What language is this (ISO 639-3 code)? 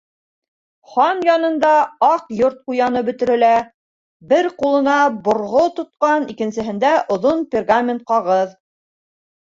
bak